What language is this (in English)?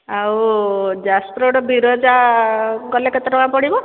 Odia